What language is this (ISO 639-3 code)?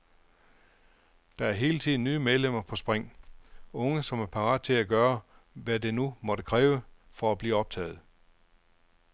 dan